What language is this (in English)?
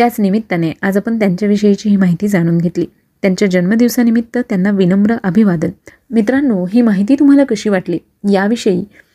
Marathi